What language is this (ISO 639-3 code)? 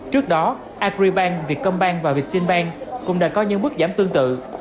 vie